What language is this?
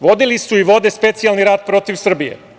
Serbian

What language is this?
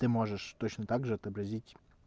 Russian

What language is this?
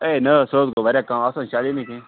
Kashmiri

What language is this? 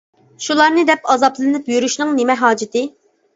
Uyghur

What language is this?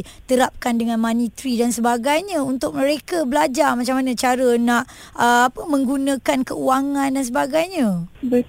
Malay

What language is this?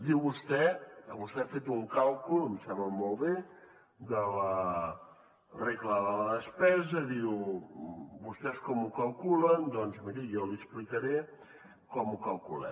Catalan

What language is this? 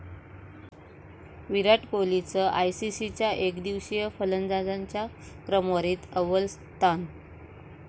Marathi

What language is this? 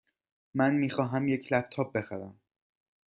Persian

